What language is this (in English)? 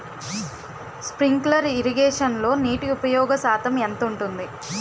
Telugu